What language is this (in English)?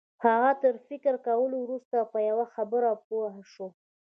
Pashto